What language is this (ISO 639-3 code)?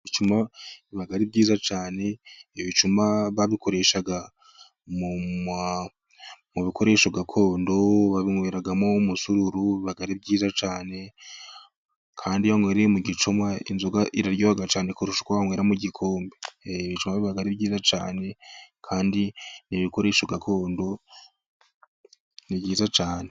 kin